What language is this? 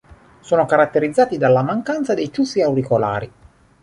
Italian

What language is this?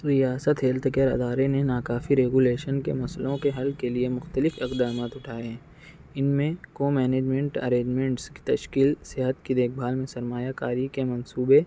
Urdu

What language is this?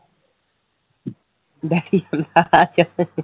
Punjabi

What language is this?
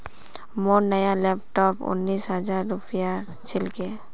Magahi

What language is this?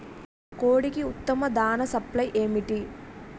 Telugu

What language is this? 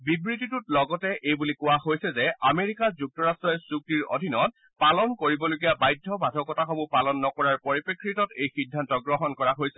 Assamese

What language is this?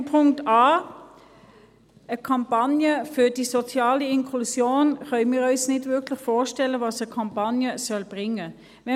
Swiss German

